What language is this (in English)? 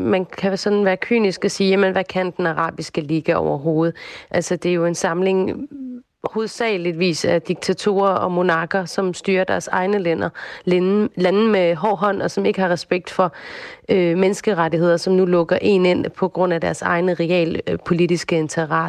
Danish